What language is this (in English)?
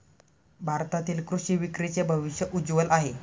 Marathi